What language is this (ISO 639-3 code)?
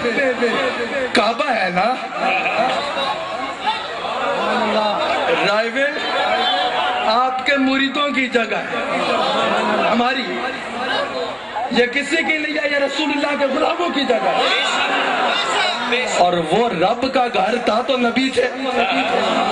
ara